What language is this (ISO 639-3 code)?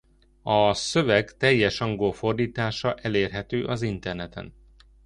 hun